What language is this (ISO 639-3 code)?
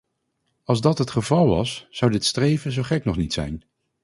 nld